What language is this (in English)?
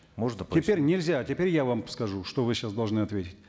Kazakh